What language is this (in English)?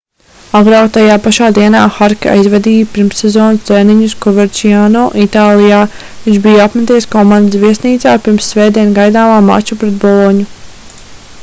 Latvian